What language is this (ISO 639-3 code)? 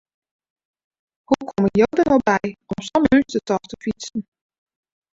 fry